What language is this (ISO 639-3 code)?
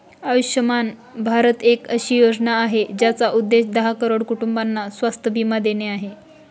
mar